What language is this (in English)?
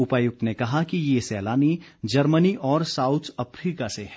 Hindi